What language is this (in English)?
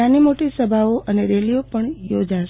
Gujarati